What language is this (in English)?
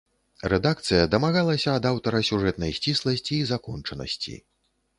Belarusian